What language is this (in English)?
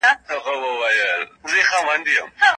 Pashto